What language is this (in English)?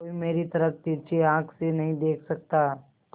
Hindi